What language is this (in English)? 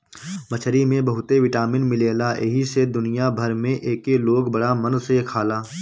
Bhojpuri